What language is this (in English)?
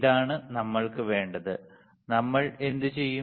Malayalam